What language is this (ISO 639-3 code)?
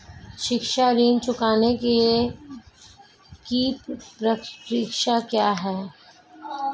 hin